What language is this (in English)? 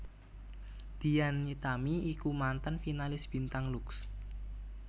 Javanese